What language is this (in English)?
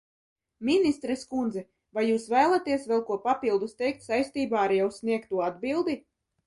Latvian